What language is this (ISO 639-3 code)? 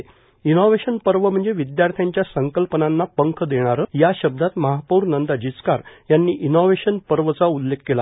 mar